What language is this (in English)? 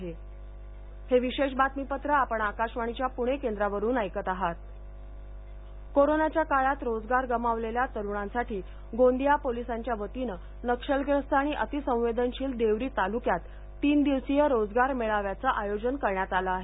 Marathi